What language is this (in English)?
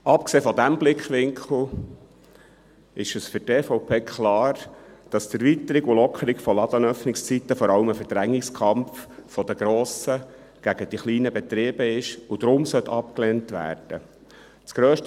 Swiss German